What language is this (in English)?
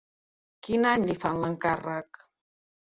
Catalan